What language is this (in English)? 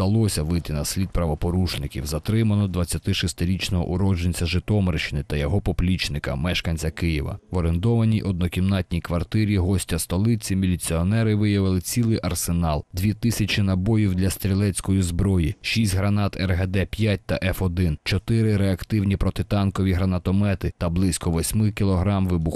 Ukrainian